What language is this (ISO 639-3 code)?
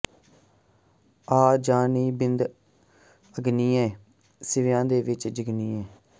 pan